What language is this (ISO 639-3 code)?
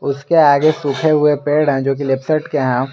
hin